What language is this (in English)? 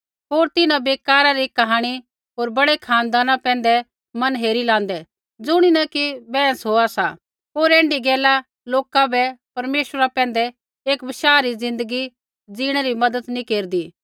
Kullu Pahari